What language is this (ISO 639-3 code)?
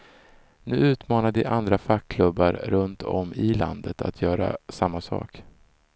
swe